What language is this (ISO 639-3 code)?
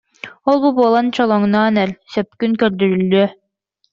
sah